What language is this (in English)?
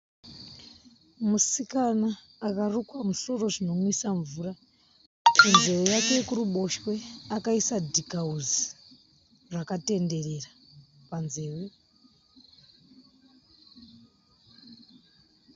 Shona